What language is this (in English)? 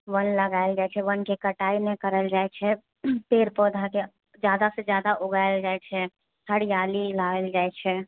Maithili